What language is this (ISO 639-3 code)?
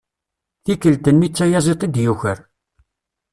kab